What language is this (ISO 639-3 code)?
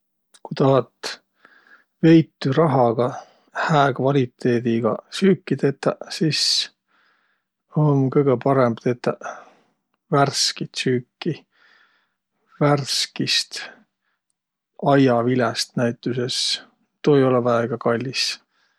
vro